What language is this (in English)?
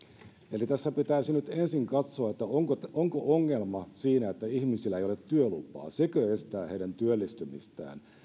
Finnish